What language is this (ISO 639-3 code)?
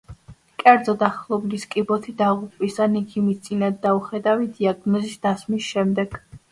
kat